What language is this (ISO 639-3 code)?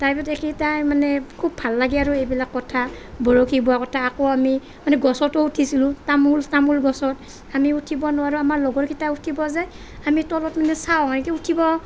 asm